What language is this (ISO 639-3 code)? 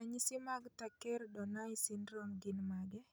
luo